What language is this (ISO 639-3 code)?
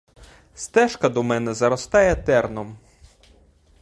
ukr